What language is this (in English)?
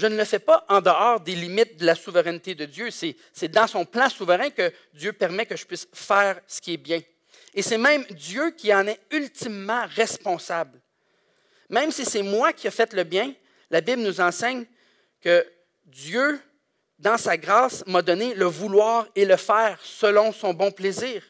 French